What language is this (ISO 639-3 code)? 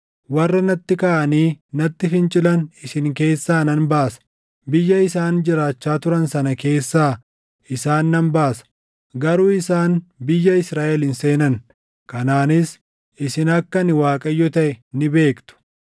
orm